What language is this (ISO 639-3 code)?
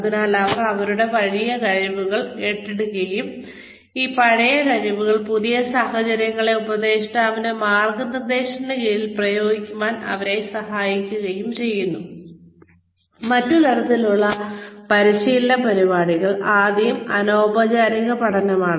mal